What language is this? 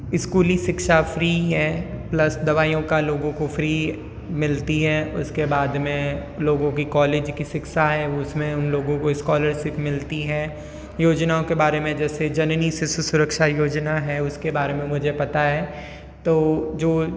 Hindi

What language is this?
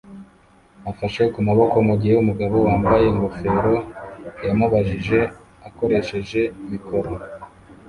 Kinyarwanda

